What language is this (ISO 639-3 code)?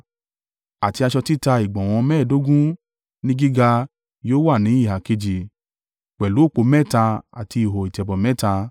yor